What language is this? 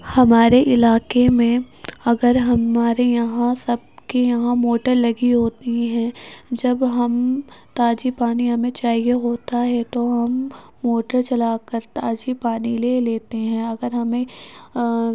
Urdu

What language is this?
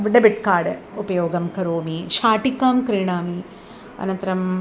Sanskrit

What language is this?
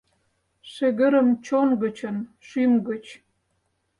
Mari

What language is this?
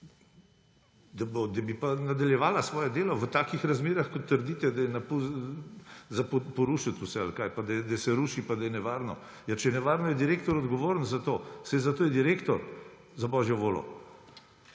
Slovenian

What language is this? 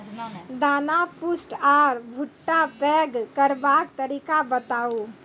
Maithili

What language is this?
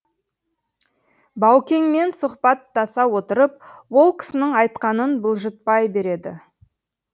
Kazakh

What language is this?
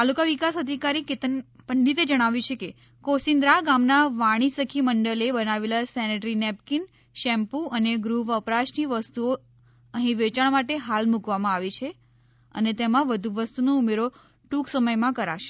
Gujarati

